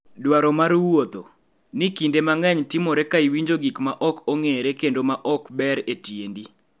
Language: Luo (Kenya and Tanzania)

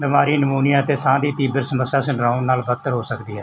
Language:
Punjabi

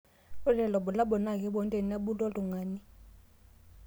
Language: Masai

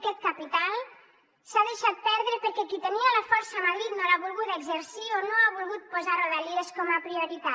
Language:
Catalan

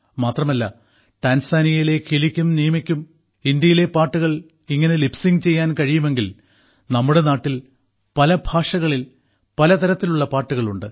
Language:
Malayalam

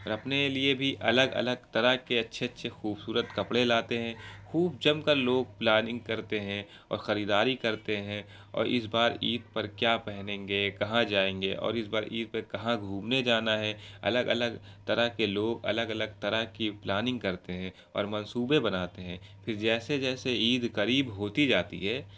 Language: Urdu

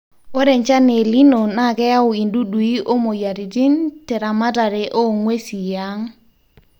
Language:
Masai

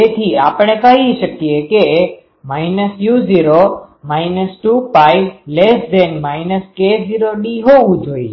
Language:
Gujarati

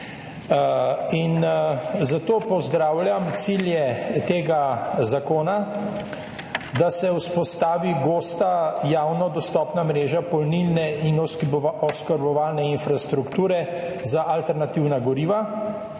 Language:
Slovenian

